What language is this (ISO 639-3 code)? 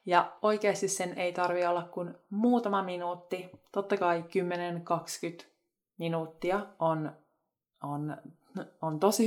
fin